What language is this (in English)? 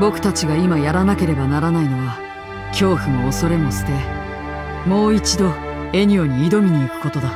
Japanese